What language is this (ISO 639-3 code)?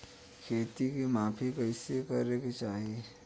bho